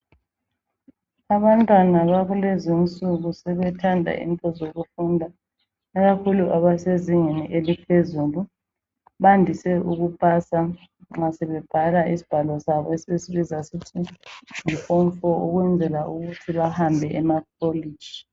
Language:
North Ndebele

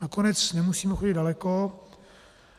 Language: Czech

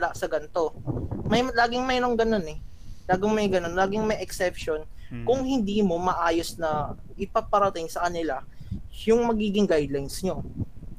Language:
Filipino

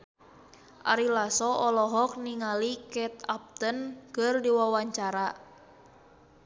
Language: Sundanese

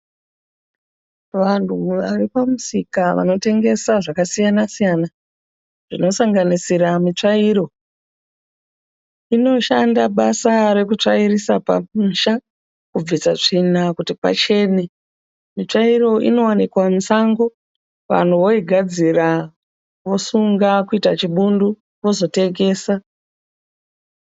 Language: Shona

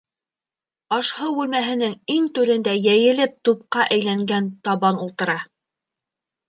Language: Bashkir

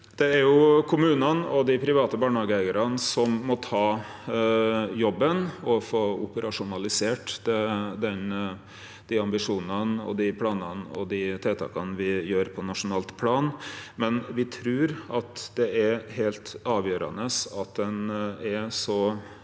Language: Norwegian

